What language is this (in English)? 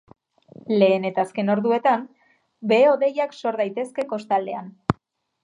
Basque